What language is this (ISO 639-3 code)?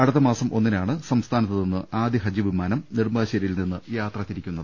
mal